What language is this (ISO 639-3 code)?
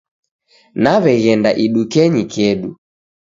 dav